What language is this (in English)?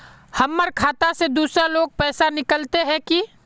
Magahi